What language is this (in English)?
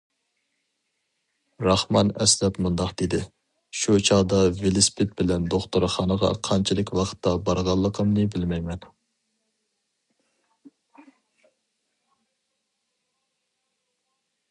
Uyghur